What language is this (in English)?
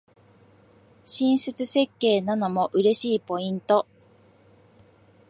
Japanese